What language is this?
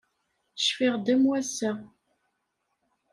Kabyle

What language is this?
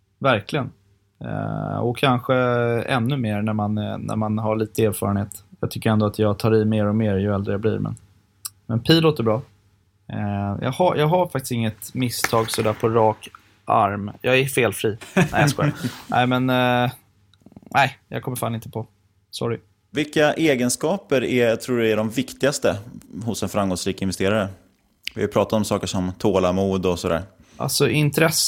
Swedish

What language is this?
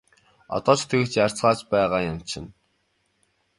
Mongolian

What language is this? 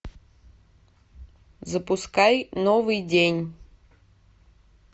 Russian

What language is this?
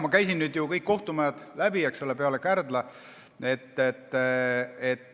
Estonian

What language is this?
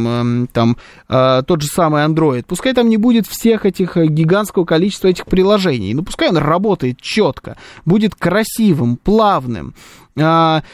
Russian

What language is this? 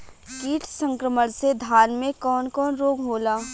Bhojpuri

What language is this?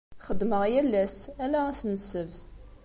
Kabyle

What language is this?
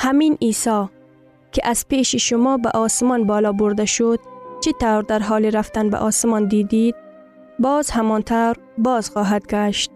Persian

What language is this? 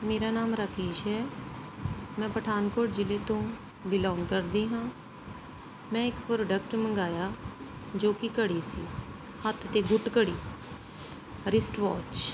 Punjabi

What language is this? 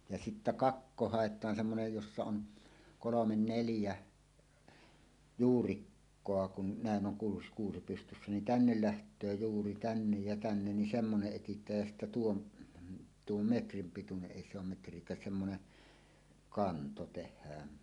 Finnish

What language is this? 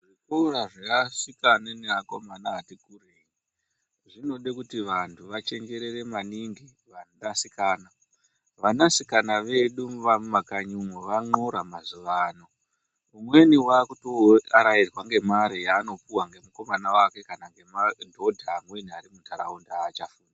Ndau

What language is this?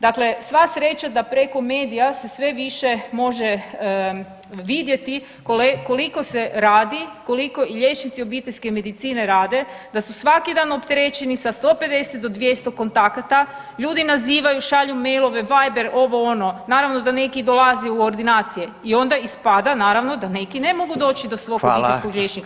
Croatian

